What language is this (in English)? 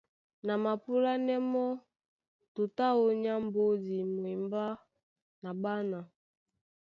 Duala